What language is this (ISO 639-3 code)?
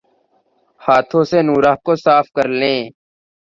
urd